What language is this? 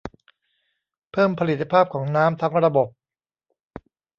Thai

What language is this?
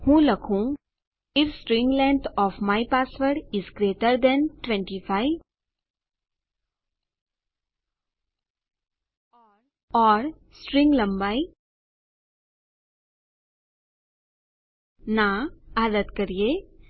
Gujarati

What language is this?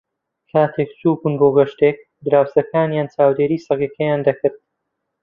Central Kurdish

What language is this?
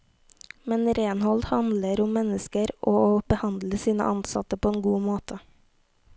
Norwegian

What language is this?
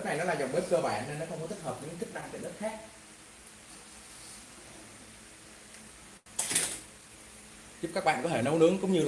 Vietnamese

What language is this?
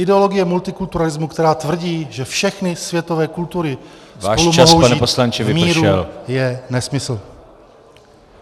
Czech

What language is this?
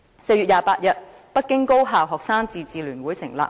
Cantonese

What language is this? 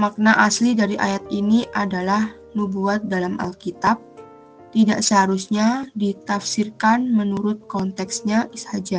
Indonesian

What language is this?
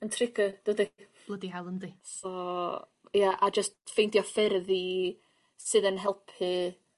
Welsh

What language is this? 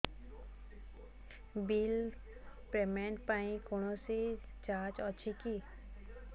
Odia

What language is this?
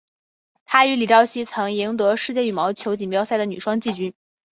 Chinese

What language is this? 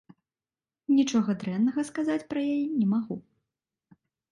Belarusian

